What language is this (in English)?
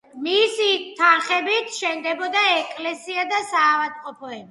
Georgian